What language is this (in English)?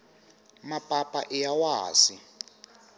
Tsonga